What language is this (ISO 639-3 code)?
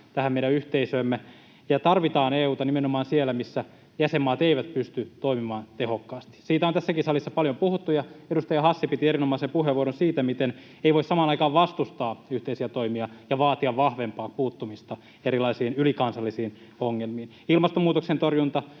fin